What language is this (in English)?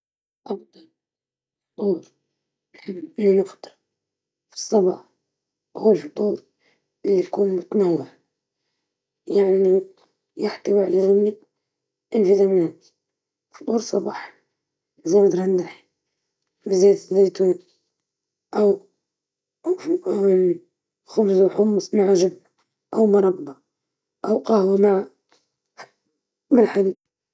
Libyan Arabic